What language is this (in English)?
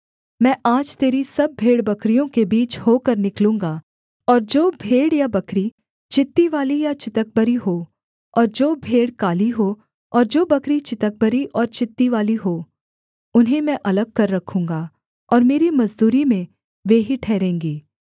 Hindi